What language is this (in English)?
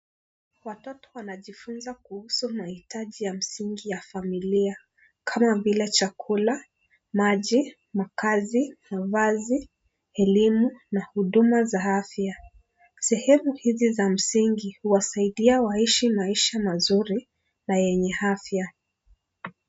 Swahili